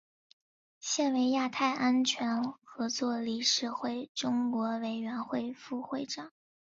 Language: Chinese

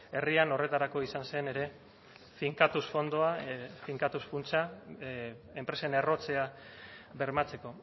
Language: Basque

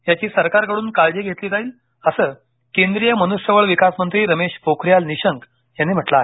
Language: Marathi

